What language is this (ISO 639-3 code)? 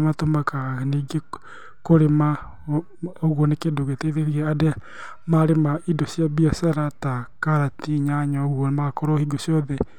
kik